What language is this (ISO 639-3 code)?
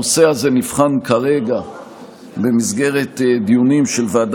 heb